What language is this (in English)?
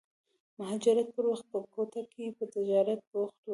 Pashto